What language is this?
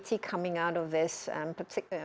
Indonesian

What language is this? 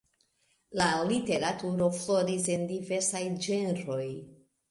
Esperanto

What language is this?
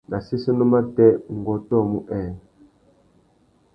Tuki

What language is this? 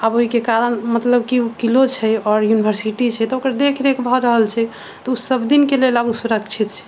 Maithili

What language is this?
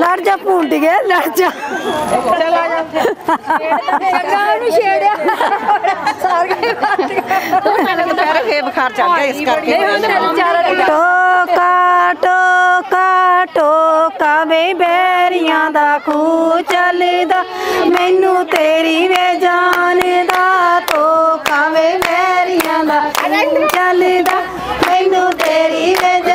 Punjabi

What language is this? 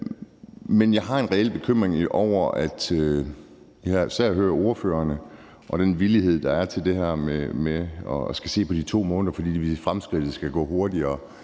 Danish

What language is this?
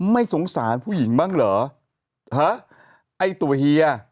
Thai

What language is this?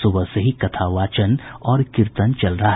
Hindi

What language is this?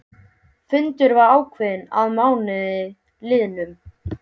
Icelandic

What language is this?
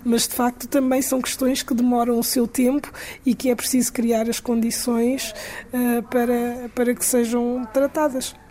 Portuguese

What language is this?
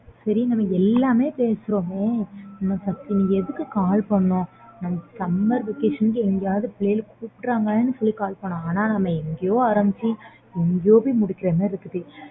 Tamil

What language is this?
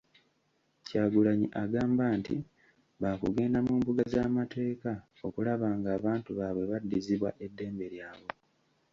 Ganda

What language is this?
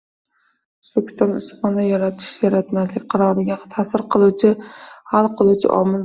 Uzbek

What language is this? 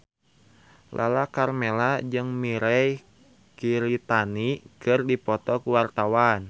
Sundanese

